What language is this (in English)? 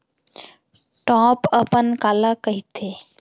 Chhattisgarhi